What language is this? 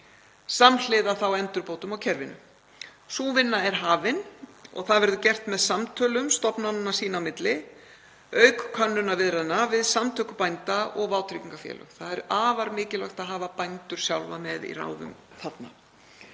Icelandic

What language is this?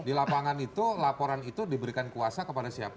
Indonesian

